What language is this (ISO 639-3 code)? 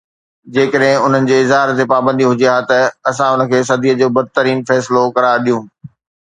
snd